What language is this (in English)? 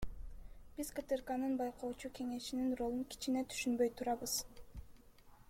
Kyrgyz